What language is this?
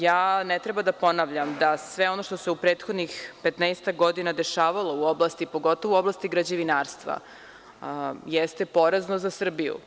Serbian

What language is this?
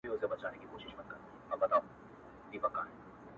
Pashto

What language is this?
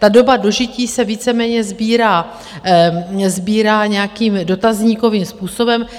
Czech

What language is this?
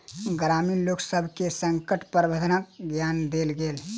Maithili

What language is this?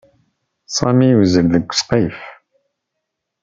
Kabyle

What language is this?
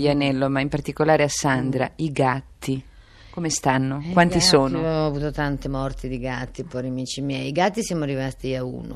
Italian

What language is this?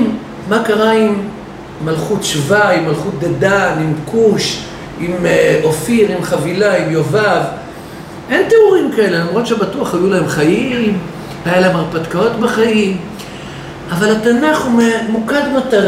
Hebrew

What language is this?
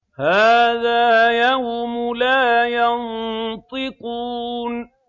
Arabic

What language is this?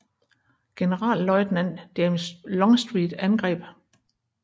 Danish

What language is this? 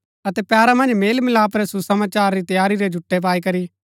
Gaddi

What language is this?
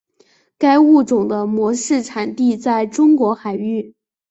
Chinese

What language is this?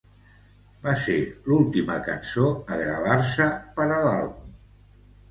Catalan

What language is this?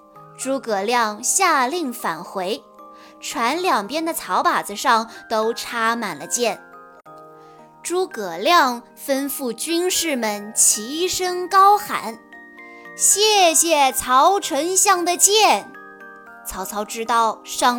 Chinese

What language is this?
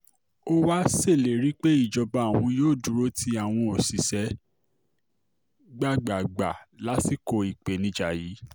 Yoruba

